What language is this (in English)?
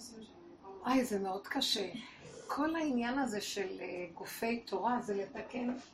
Hebrew